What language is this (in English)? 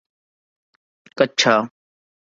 Urdu